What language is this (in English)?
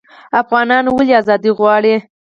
Pashto